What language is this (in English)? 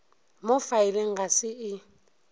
Northern Sotho